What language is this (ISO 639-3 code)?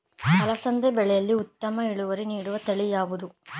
kan